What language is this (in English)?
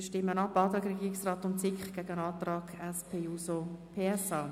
Swiss German